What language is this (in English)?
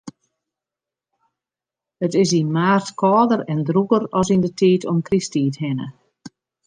Western Frisian